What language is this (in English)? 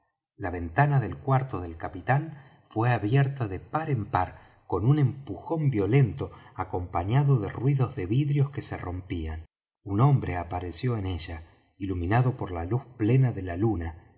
Spanish